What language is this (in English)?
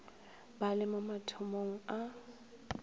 Northern Sotho